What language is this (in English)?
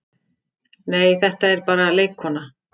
Icelandic